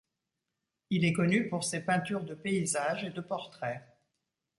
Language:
French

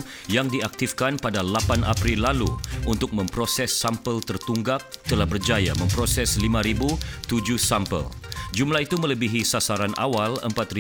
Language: Malay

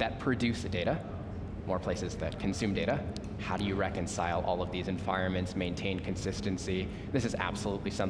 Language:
English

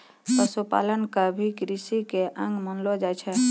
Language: Maithili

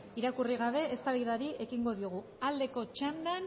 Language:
Basque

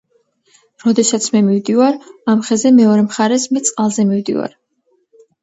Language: Georgian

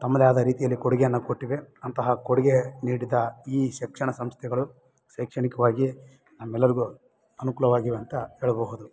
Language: Kannada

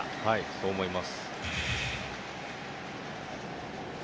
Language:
Japanese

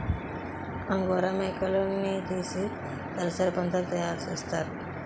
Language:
Telugu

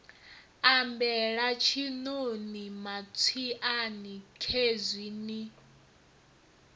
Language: Venda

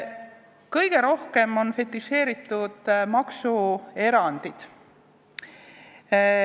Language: Estonian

